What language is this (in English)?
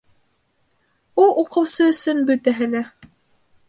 Bashkir